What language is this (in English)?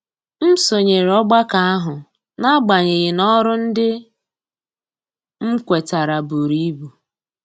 Igbo